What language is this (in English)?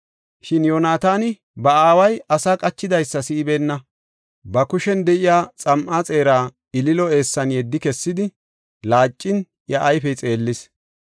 Gofa